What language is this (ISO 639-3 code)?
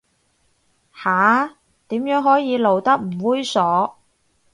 yue